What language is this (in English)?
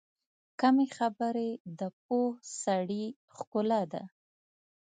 Pashto